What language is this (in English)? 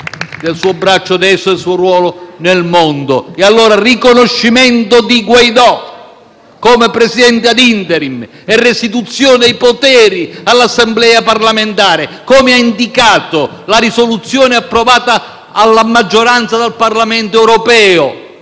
Italian